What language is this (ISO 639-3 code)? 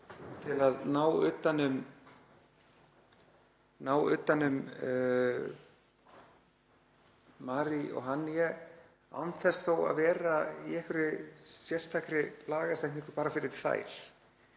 isl